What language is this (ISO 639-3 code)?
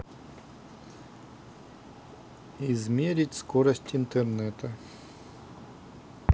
rus